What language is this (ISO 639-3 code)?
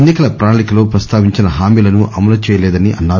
tel